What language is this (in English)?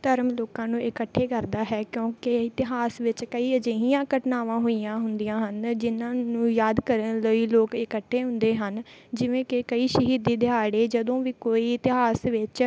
Punjabi